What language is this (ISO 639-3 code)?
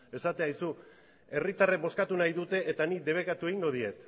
eus